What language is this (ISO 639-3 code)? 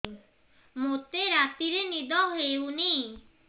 ori